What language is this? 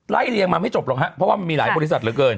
Thai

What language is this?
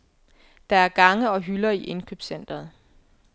Danish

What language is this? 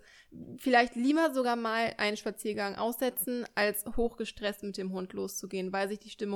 German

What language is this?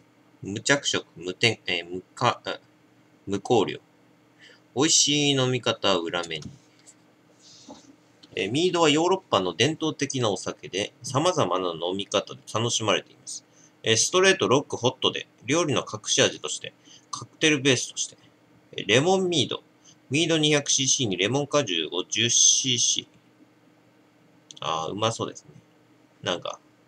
Japanese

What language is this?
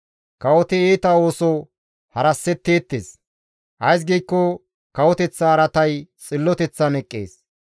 Gamo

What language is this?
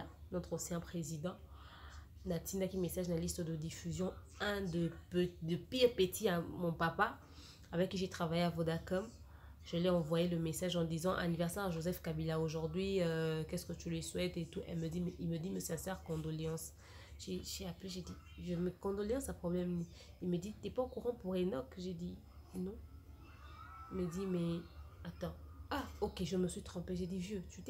French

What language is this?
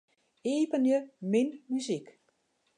Western Frisian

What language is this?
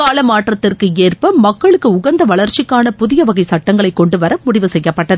Tamil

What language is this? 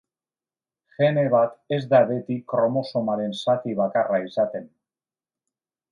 Basque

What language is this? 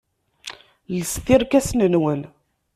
Kabyle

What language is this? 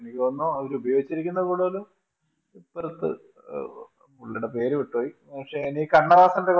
Malayalam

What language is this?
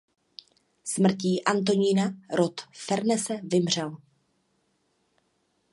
Czech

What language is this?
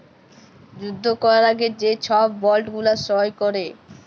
Bangla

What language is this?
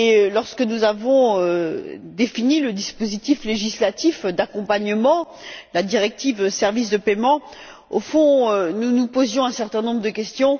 French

